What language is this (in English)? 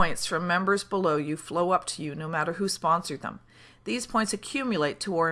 English